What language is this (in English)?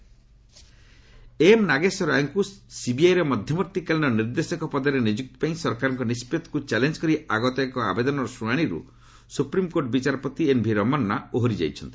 Odia